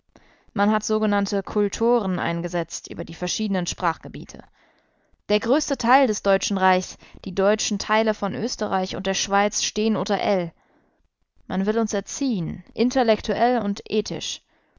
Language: German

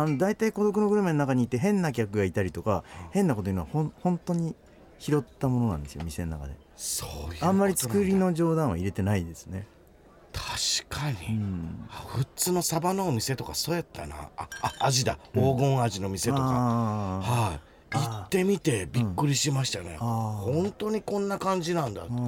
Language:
Japanese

